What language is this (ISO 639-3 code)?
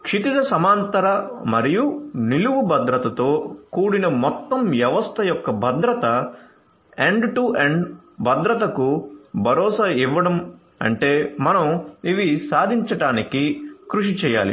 tel